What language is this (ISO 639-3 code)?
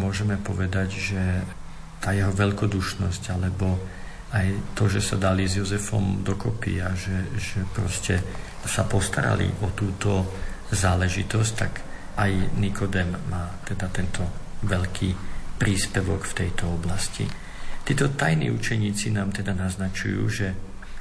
slk